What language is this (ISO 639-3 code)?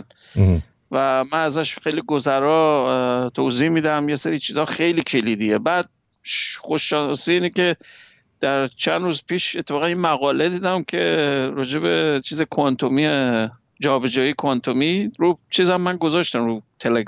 fas